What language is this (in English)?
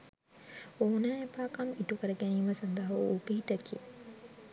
Sinhala